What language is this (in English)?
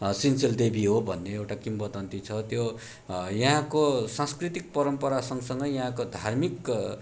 Nepali